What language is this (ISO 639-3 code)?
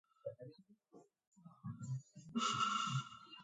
kat